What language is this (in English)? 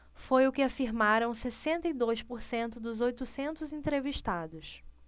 Portuguese